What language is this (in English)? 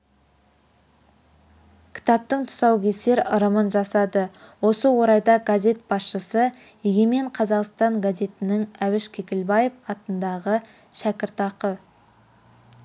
Kazakh